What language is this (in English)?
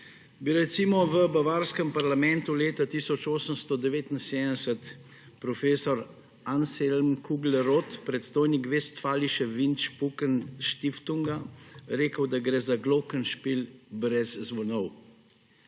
Slovenian